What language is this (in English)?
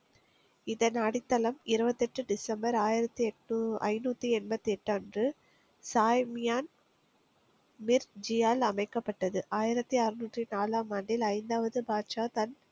Tamil